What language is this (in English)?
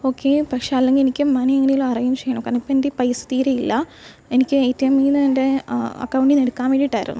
Malayalam